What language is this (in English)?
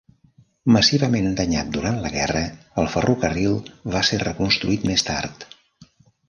Catalan